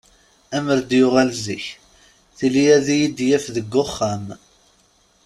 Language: Kabyle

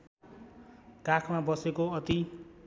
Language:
Nepali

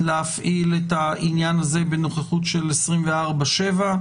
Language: Hebrew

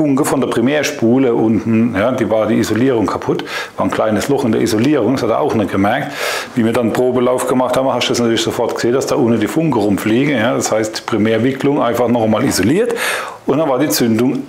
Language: German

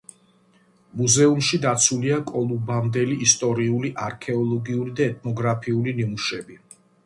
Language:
Georgian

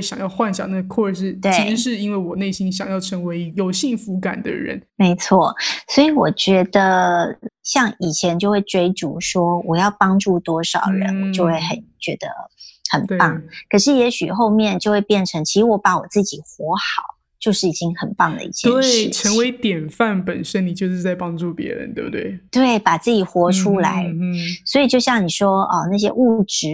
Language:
Chinese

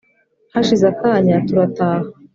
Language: Kinyarwanda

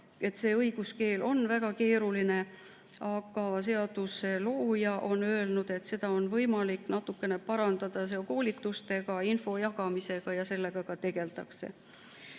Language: Estonian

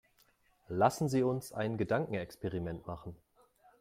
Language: German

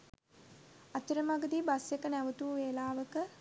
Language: Sinhala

